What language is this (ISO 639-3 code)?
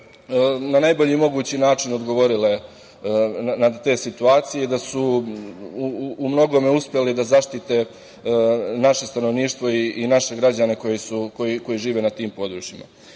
srp